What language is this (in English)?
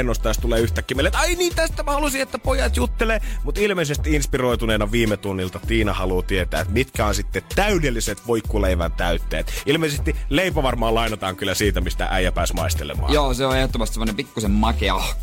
Finnish